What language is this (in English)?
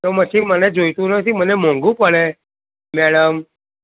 Gujarati